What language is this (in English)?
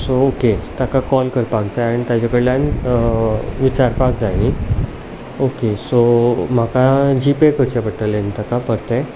Konkani